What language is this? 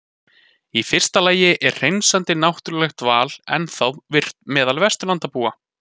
Icelandic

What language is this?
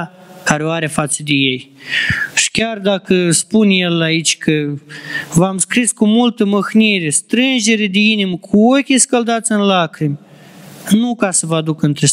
Romanian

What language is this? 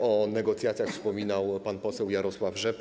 Polish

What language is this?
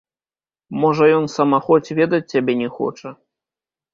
Belarusian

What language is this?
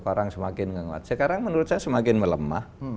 Indonesian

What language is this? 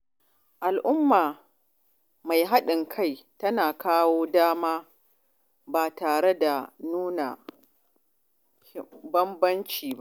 Hausa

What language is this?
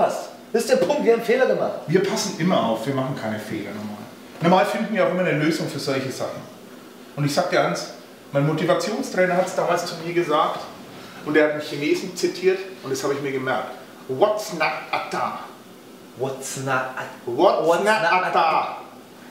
German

